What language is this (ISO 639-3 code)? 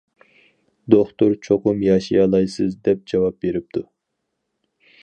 uig